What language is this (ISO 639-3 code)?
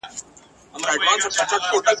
pus